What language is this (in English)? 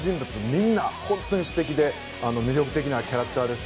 Japanese